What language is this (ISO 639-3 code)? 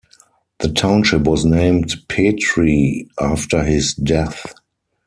eng